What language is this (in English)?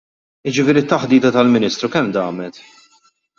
Maltese